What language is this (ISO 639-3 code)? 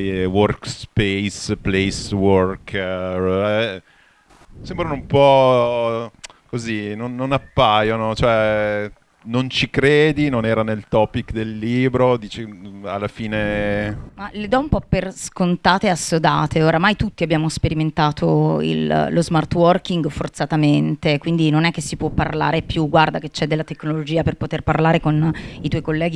ita